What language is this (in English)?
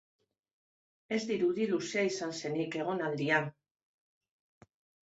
Basque